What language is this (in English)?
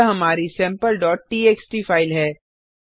Hindi